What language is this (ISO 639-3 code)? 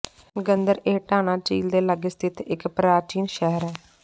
pan